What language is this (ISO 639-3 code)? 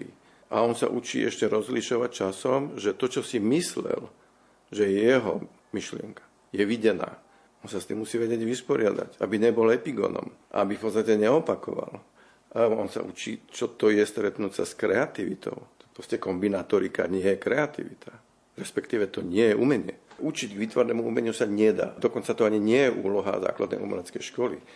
slk